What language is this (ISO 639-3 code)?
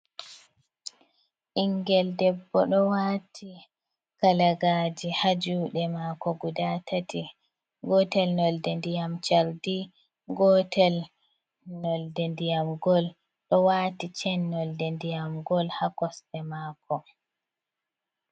ful